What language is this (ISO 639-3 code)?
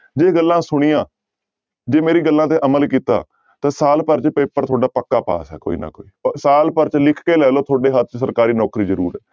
pan